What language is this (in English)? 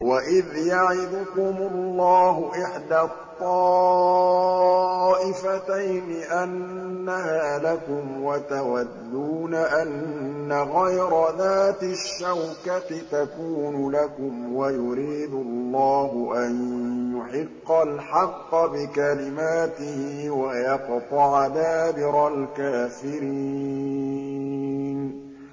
Arabic